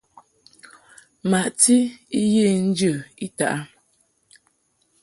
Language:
Mungaka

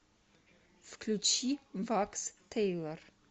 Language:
Russian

